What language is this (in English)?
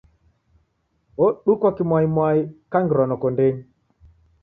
Taita